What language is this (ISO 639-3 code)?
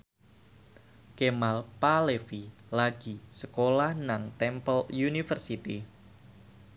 jav